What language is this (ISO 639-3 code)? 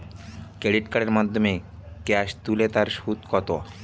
ben